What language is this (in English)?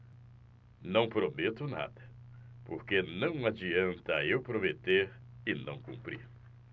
Portuguese